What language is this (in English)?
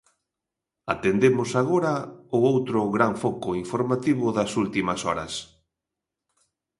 Galician